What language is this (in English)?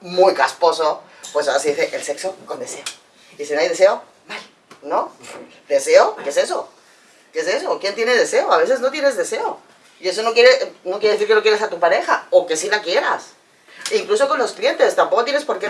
Spanish